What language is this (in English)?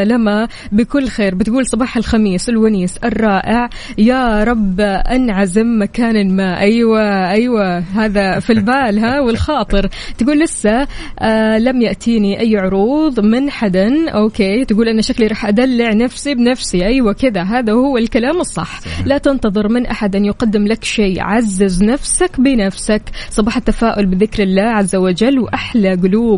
Arabic